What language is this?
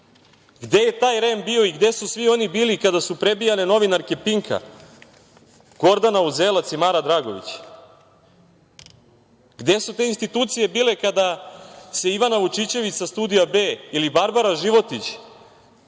Serbian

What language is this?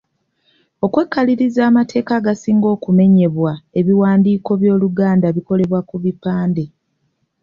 Ganda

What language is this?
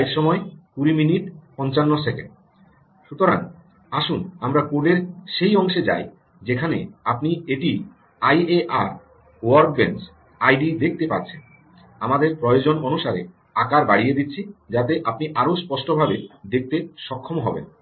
Bangla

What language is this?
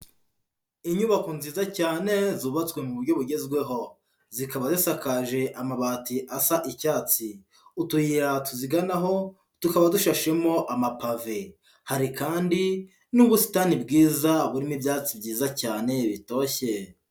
Kinyarwanda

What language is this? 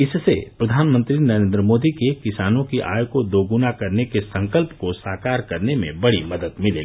Hindi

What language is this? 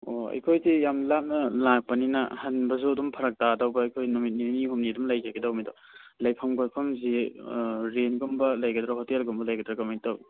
Manipuri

